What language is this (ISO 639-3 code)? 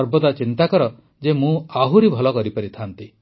ori